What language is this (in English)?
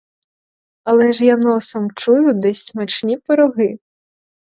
Ukrainian